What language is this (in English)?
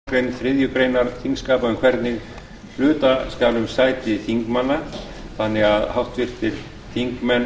Icelandic